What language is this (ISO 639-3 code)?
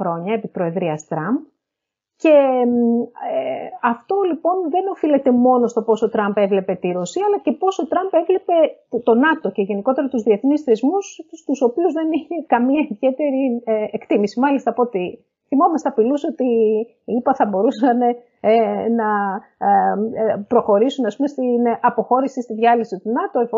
ell